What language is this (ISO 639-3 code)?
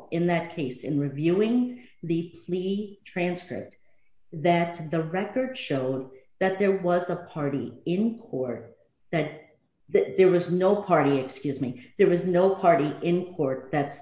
eng